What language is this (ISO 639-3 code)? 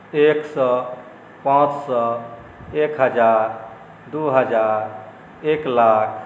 mai